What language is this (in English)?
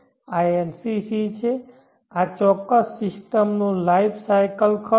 Gujarati